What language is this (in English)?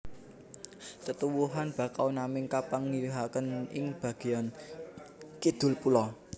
Javanese